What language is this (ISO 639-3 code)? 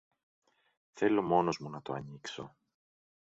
ell